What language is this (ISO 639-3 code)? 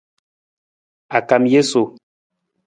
nmz